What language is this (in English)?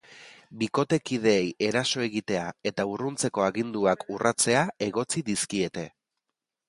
Basque